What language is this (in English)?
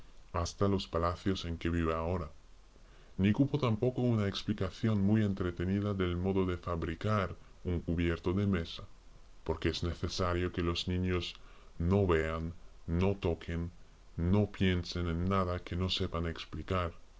Spanish